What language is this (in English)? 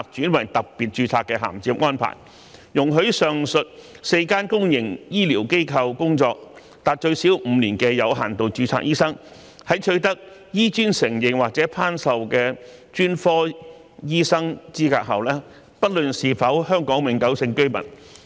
Cantonese